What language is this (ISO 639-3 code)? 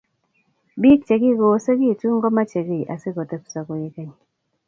kln